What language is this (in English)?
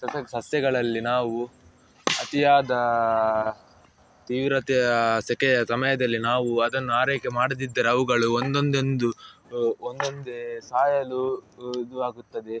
Kannada